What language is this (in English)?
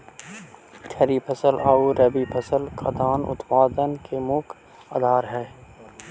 Magahi